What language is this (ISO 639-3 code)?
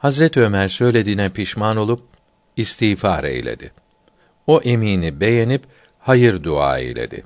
tur